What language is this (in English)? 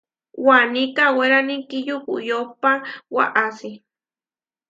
Huarijio